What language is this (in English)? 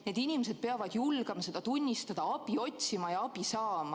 Estonian